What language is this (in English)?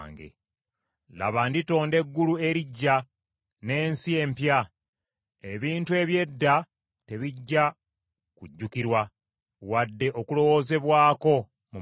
Ganda